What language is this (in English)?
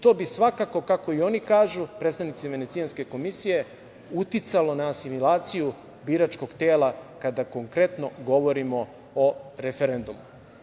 Serbian